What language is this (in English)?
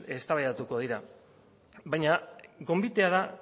Basque